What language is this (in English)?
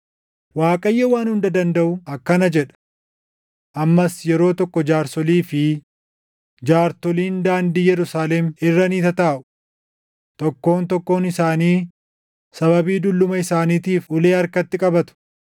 Oromo